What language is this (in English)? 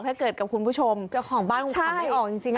Thai